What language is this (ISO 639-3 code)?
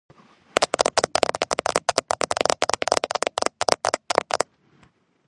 kat